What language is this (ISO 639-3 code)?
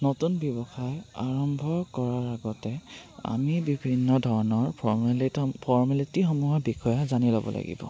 asm